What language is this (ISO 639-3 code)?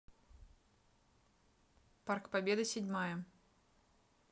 rus